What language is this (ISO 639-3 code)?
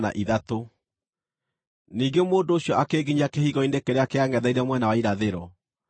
kik